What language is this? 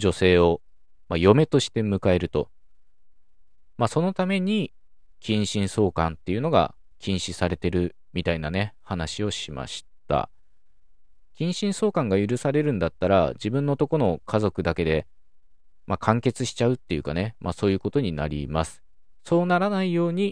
Japanese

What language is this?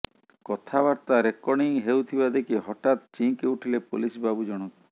Odia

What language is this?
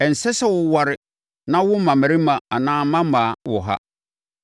Akan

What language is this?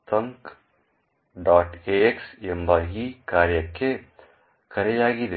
Kannada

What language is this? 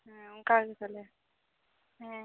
Santali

